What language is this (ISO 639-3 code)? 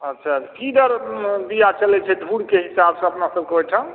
mai